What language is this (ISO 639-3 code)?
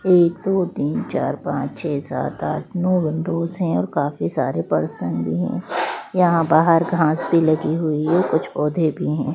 hin